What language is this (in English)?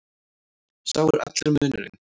Icelandic